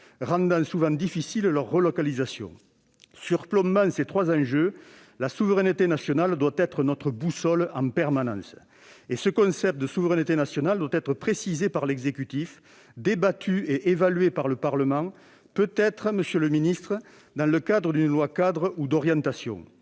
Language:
French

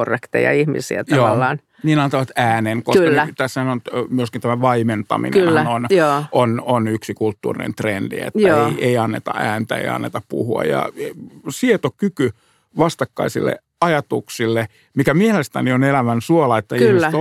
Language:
Finnish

